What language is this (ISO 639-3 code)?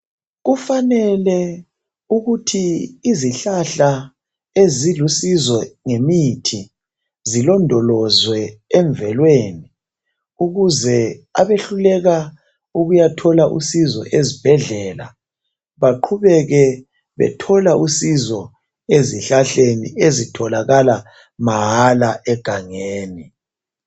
nde